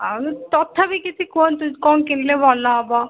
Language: Odia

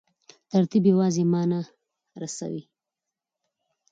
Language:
Pashto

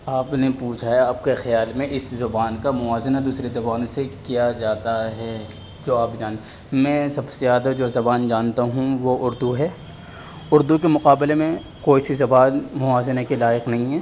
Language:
Urdu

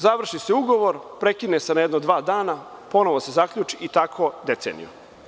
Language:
Serbian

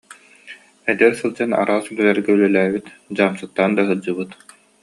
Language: Yakut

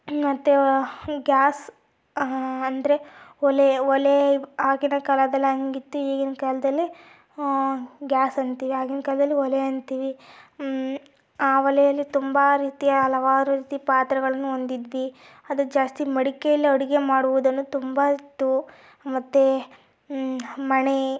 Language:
Kannada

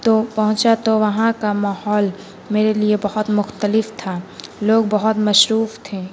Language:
Urdu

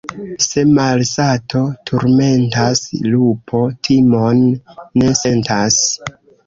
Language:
Esperanto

